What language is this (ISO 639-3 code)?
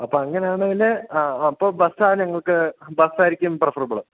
mal